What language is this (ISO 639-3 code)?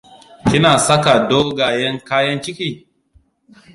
hau